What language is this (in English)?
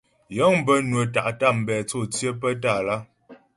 Ghomala